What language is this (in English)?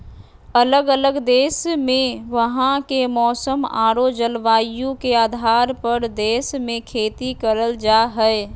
Magahi